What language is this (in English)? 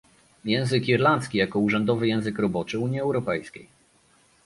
Polish